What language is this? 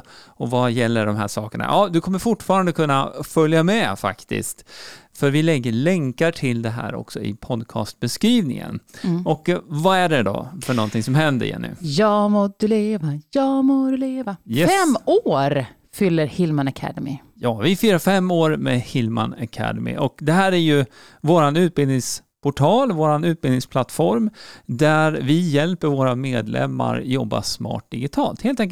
Swedish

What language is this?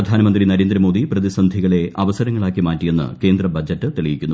Malayalam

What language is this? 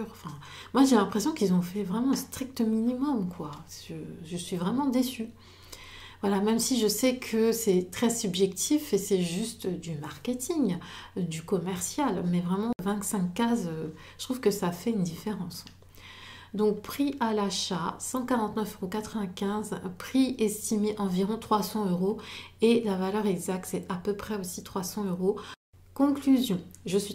French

